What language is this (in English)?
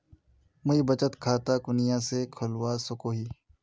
Magahi